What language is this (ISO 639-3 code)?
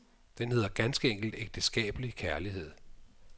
dan